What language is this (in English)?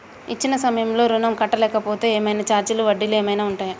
Telugu